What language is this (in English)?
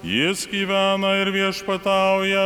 Lithuanian